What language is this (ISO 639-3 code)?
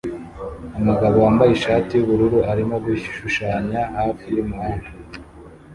kin